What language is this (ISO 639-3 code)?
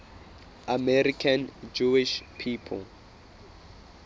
sot